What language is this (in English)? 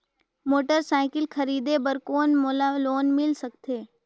Chhattisgarhi